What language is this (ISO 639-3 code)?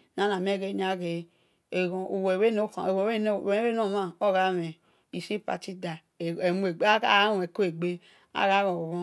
ish